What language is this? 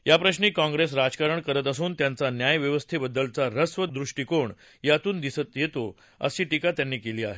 Marathi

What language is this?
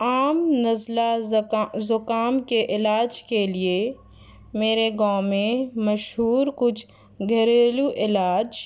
Urdu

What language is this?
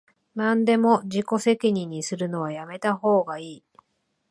Japanese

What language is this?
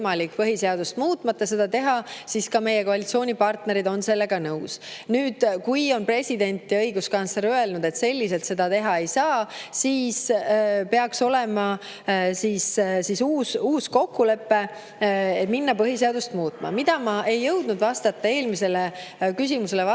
Estonian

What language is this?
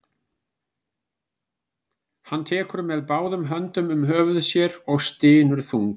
Icelandic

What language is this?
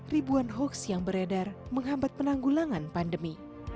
Indonesian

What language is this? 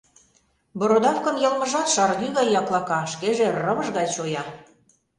Mari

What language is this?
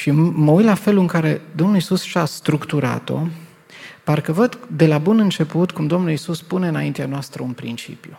Romanian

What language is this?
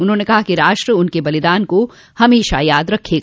Hindi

